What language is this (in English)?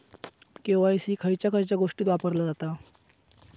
Marathi